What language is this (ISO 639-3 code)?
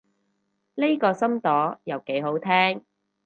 yue